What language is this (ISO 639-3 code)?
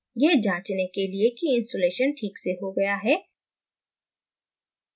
hin